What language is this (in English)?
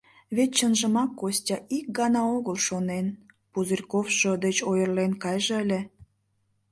Mari